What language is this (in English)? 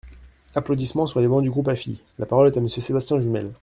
French